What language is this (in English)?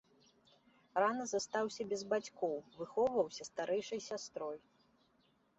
Belarusian